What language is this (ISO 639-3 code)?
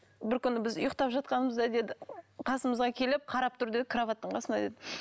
kaz